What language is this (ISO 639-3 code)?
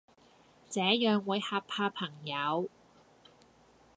yue